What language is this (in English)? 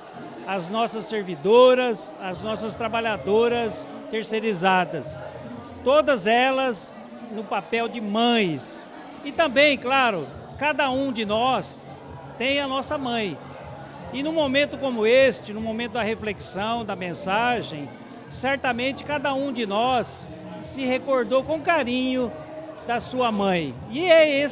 Portuguese